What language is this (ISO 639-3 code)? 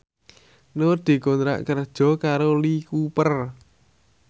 jav